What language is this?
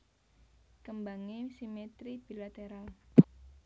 Javanese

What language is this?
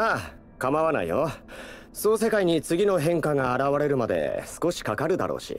Japanese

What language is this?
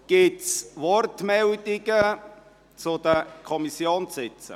Swiss German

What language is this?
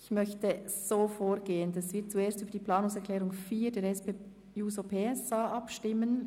Swiss German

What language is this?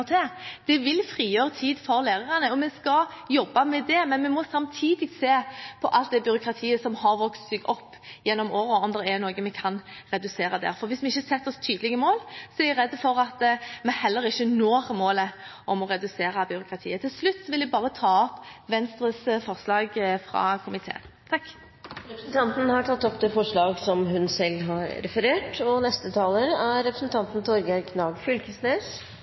Norwegian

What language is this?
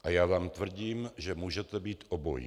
Czech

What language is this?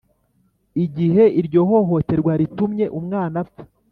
Kinyarwanda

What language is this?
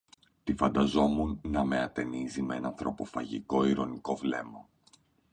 Greek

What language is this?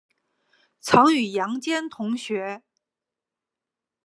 Chinese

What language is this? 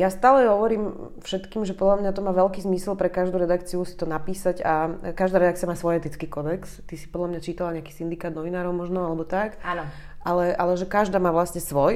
Slovak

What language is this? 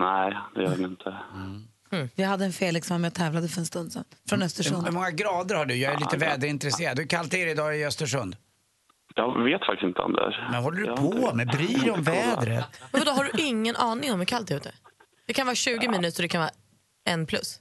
Swedish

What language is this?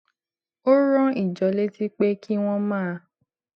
Yoruba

